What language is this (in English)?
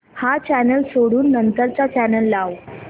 Marathi